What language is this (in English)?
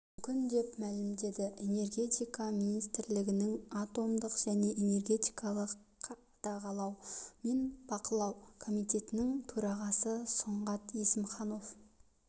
Kazakh